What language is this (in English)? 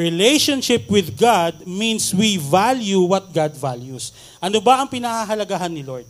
Filipino